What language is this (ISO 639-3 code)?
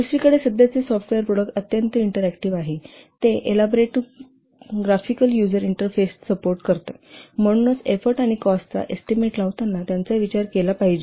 mar